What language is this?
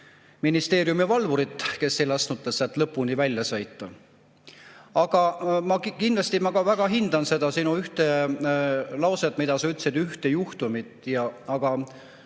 Estonian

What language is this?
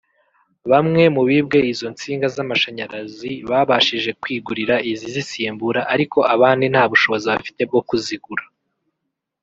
Kinyarwanda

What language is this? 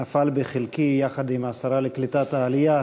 Hebrew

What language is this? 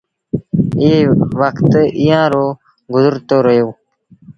Sindhi Bhil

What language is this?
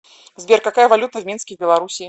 Russian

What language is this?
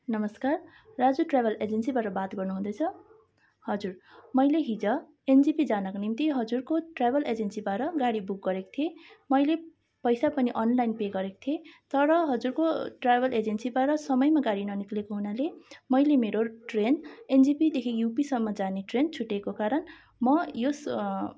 Nepali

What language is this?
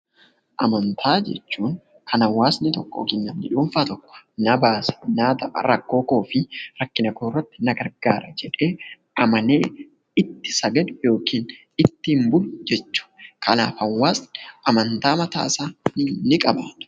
Oromo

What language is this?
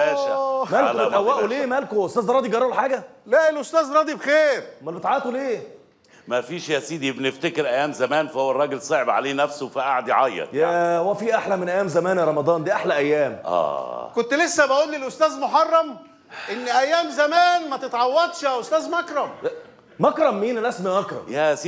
Arabic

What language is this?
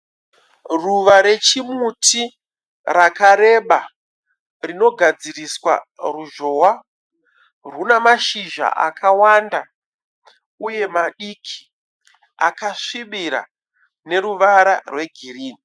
Shona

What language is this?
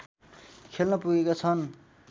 Nepali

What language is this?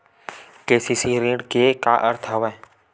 Chhattisgarhi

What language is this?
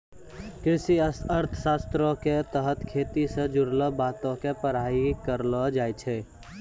Maithili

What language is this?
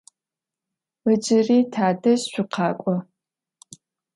Adyghe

